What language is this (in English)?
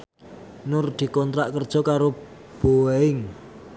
Javanese